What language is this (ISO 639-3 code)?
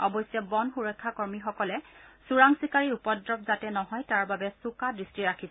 asm